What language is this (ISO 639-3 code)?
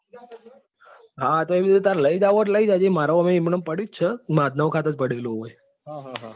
guj